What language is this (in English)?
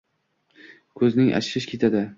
Uzbek